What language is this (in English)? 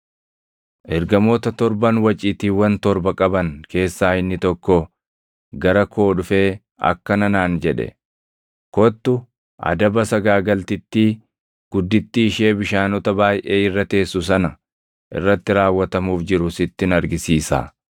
Oromo